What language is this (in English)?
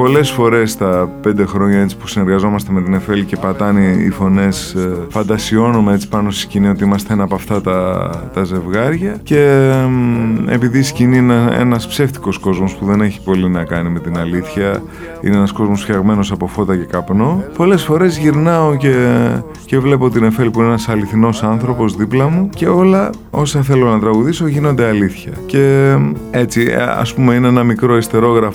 Greek